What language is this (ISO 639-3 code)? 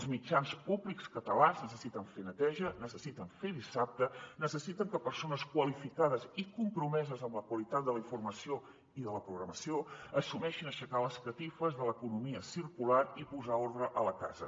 cat